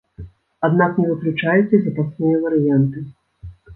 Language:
Belarusian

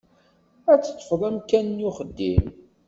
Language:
Kabyle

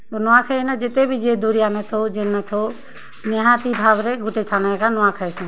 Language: Odia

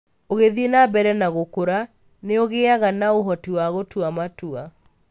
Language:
Kikuyu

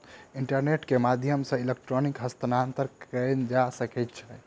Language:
Maithili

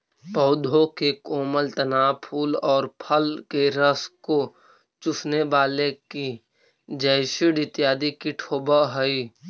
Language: Magahi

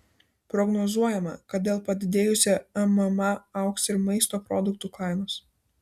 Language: Lithuanian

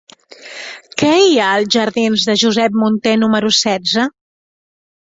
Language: Catalan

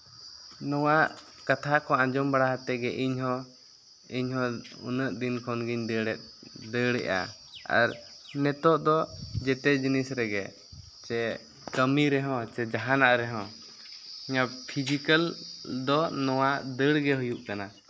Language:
Santali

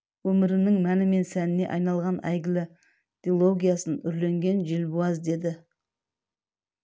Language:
Kazakh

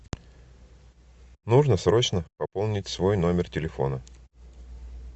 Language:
Russian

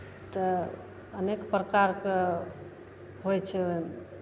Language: Maithili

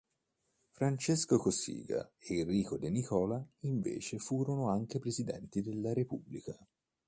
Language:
Italian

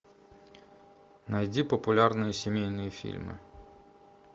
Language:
Russian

